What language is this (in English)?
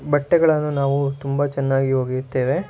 Kannada